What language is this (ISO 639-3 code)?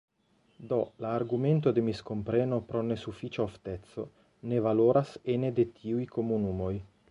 epo